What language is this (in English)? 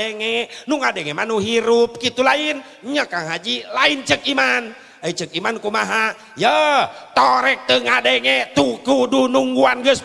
Indonesian